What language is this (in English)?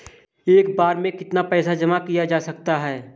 Hindi